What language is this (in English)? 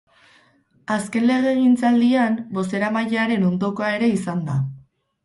Basque